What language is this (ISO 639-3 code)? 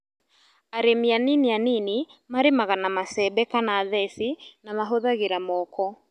kik